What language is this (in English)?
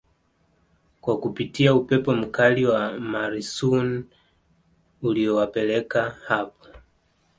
Swahili